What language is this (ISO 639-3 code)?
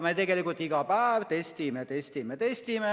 est